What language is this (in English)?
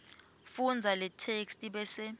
Swati